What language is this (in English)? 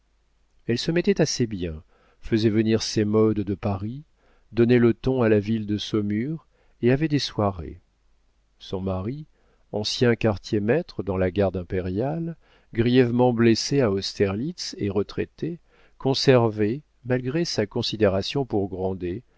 French